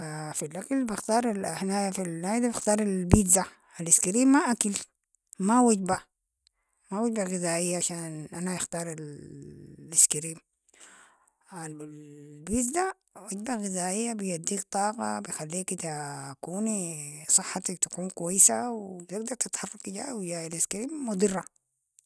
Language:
Sudanese Arabic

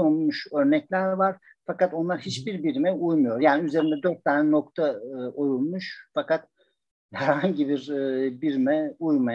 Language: Turkish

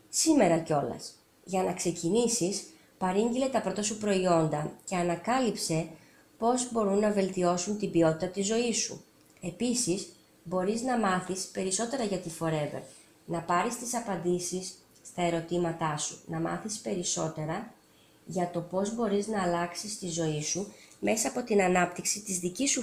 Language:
Greek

